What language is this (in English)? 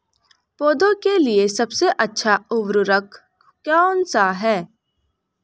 Hindi